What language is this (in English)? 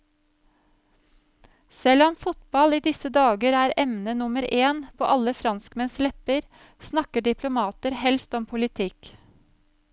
Norwegian